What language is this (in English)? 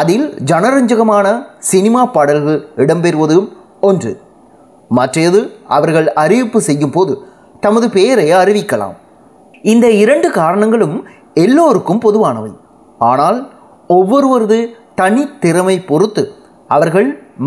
Tamil